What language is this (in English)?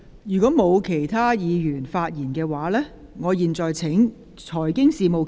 Cantonese